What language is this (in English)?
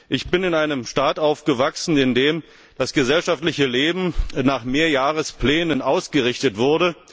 German